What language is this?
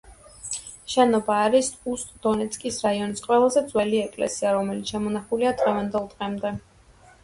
Georgian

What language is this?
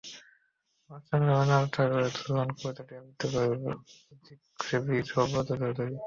Bangla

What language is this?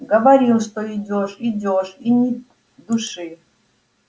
Russian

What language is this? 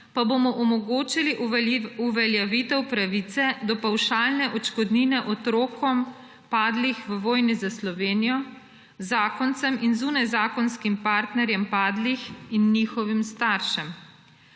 Slovenian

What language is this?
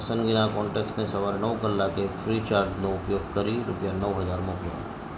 Gujarati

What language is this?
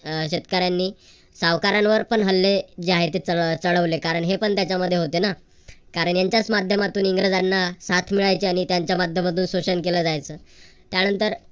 Marathi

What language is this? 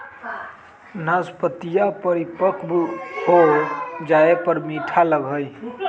Magahi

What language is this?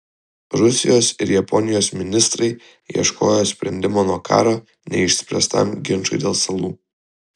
Lithuanian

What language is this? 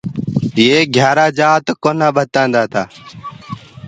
Gurgula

